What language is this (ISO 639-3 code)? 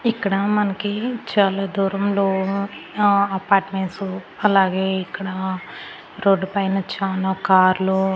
tel